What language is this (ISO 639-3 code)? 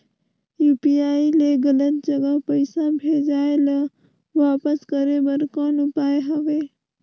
hne